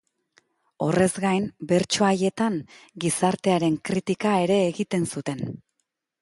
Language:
Basque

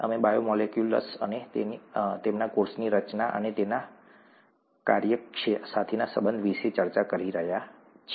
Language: Gujarati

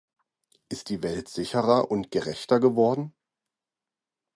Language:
German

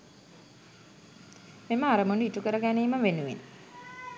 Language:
Sinhala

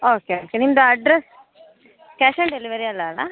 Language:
Kannada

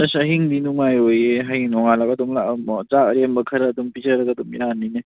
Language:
Manipuri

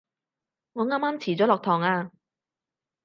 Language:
Cantonese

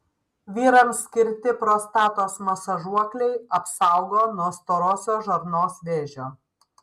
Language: Lithuanian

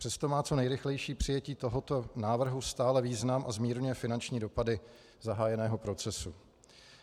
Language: Czech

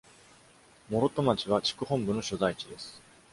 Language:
Japanese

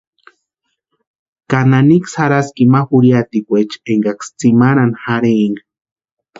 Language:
Western Highland Purepecha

